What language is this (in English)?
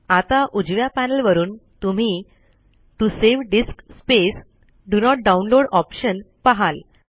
Marathi